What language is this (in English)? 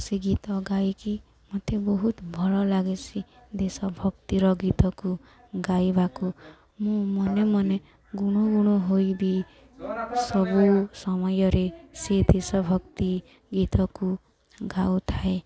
Odia